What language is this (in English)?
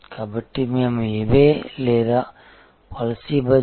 Telugu